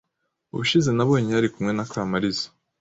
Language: Kinyarwanda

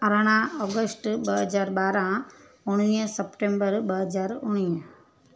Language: Sindhi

